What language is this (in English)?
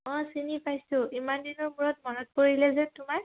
Assamese